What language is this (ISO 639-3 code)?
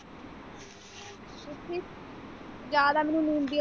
pan